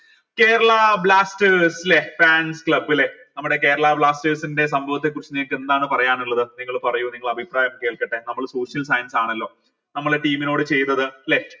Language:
Malayalam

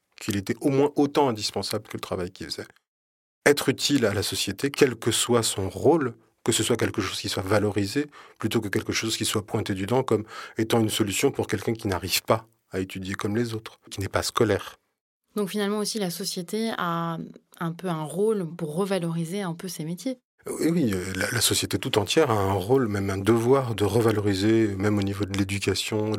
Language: French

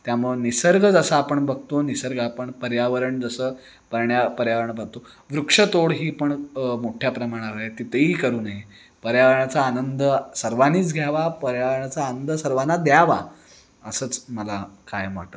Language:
Marathi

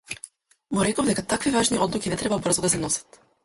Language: Macedonian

